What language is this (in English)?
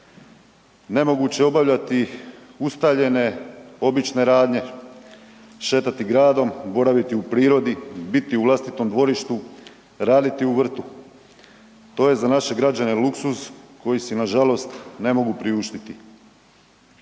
Croatian